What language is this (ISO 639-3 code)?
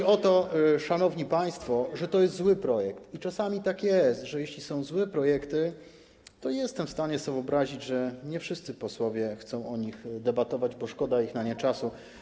pol